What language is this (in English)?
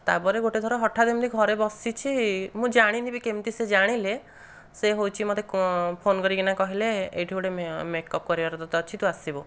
Odia